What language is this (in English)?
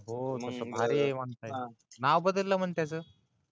Marathi